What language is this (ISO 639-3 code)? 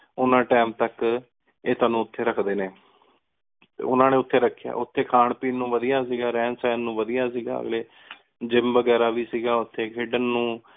pan